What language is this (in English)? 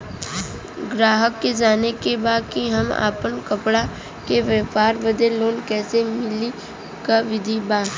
Bhojpuri